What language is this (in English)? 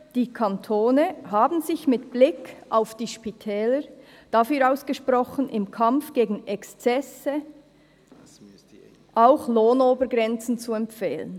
Swiss German